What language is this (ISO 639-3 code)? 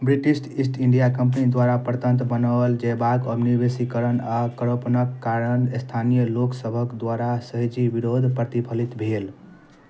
mai